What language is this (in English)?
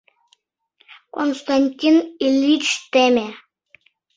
Mari